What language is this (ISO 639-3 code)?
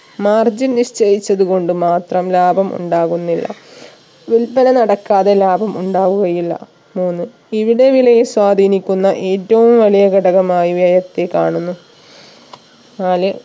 mal